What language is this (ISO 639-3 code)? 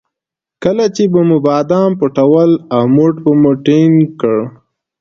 pus